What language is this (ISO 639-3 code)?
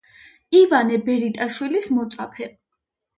kat